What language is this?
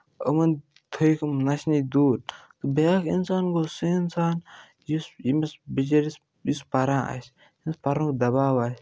Kashmiri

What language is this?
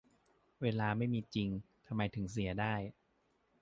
Thai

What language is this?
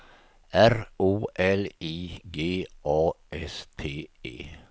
Swedish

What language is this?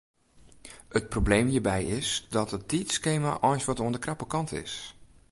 Western Frisian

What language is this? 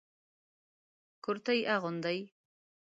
Pashto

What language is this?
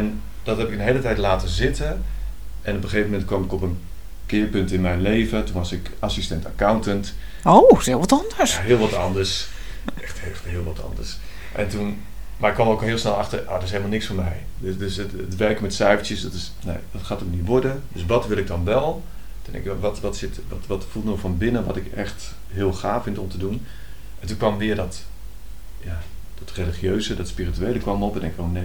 Dutch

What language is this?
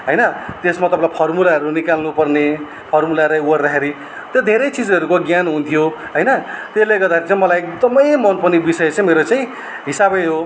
Nepali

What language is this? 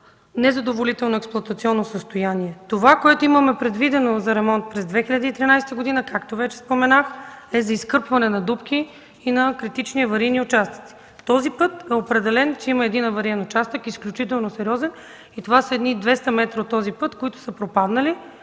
Bulgarian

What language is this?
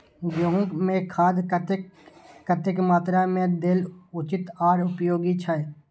Maithili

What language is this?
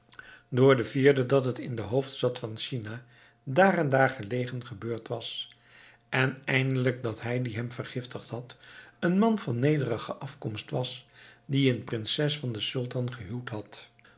Dutch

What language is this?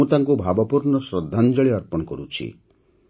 Odia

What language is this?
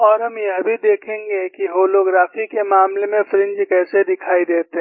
Hindi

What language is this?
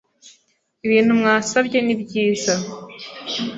Kinyarwanda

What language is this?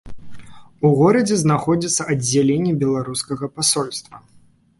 Belarusian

